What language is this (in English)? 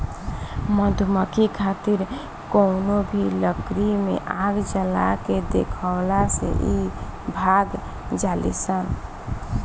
Bhojpuri